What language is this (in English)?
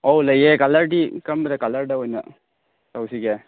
Manipuri